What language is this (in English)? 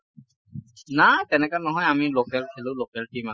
Assamese